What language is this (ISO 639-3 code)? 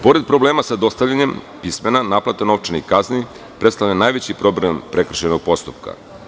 srp